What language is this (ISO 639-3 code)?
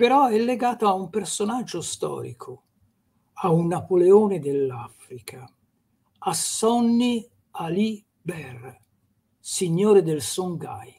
ita